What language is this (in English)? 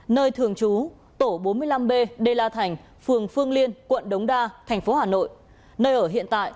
Vietnamese